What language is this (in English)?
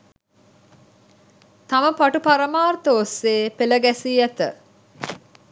Sinhala